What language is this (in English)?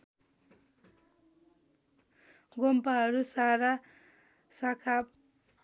Nepali